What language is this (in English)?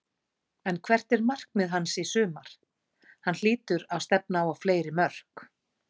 Icelandic